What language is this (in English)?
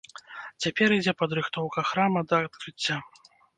Belarusian